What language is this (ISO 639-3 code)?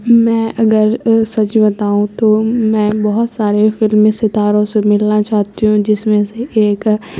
urd